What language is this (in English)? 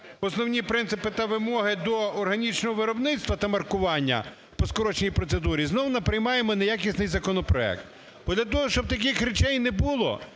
Ukrainian